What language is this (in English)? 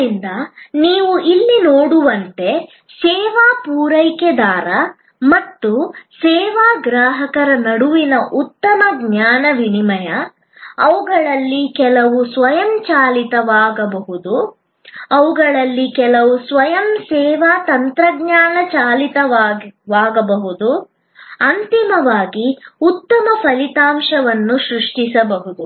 Kannada